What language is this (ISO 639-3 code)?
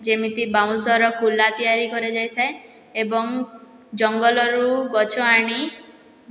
ori